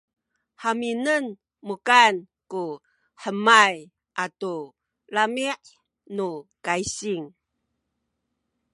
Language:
Sakizaya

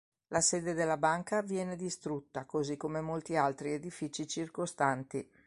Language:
Italian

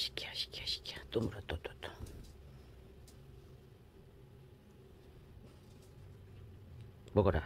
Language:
Korean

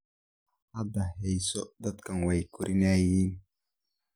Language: Somali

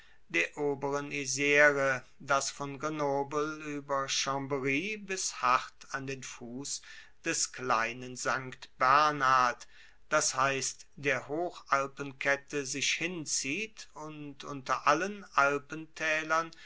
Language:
German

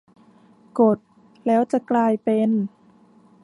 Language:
Thai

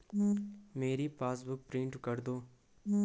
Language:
Hindi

